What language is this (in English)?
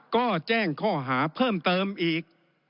Thai